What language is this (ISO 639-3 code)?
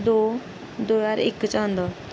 doi